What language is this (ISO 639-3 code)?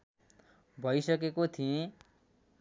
nep